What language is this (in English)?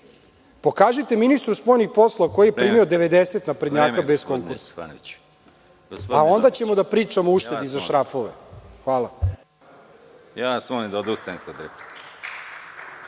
Serbian